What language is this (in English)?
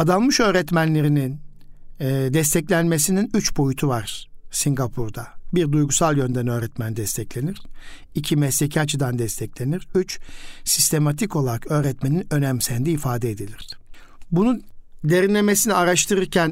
Turkish